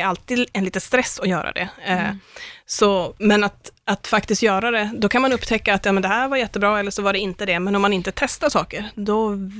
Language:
Swedish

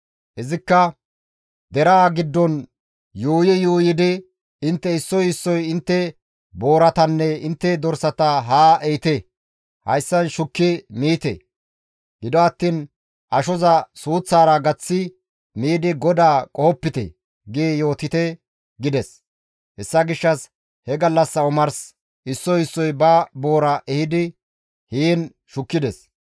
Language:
Gamo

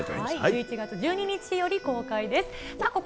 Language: Japanese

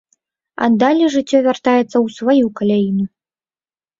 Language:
Belarusian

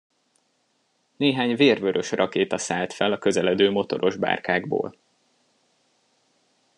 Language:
Hungarian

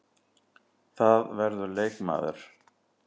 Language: Icelandic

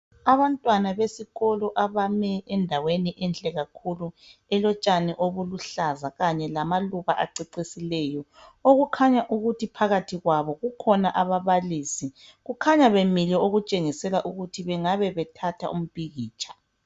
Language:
North Ndebele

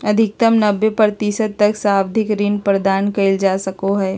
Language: Magahi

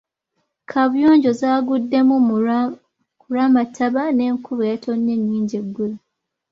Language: Ganda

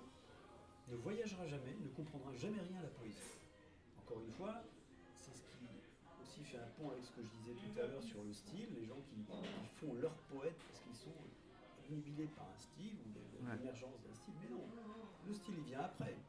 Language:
French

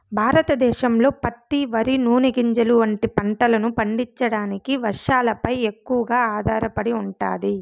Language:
Telugu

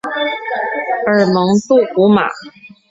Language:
Chinese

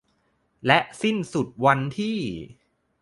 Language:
Thai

